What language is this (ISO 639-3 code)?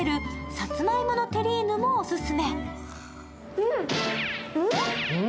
jpn